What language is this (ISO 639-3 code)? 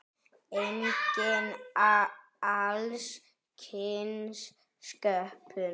isl